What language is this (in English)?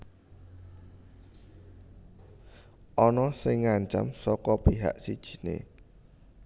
Javanese